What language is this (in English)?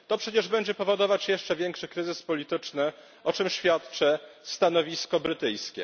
Polish